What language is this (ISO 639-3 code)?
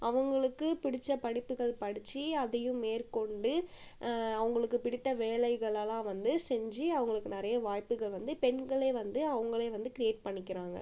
tam